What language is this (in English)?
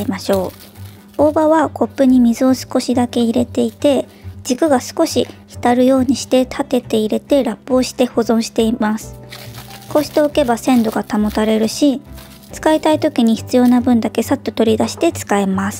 Japanese